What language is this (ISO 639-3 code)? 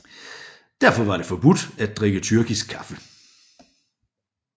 dan